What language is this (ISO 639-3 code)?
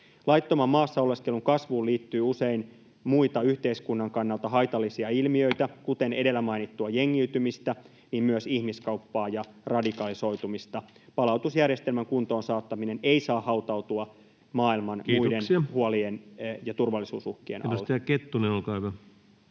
fin